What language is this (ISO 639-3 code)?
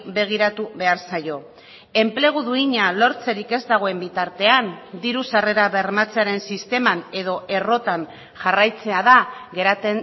eus